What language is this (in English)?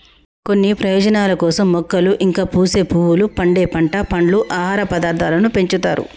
Telugu